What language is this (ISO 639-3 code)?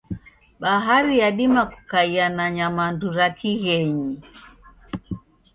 dav